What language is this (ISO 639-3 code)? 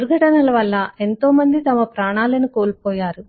tel